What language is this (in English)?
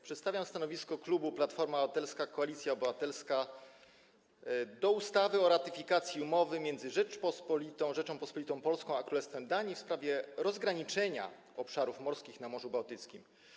Polish